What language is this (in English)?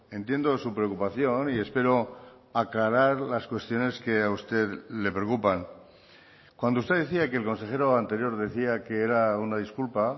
Spanish